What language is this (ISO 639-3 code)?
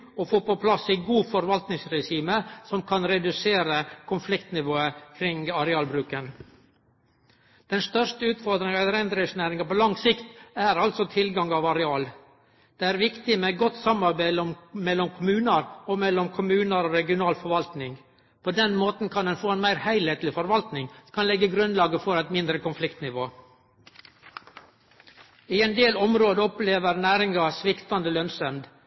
nno